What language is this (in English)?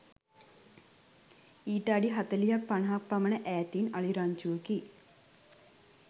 Sinhala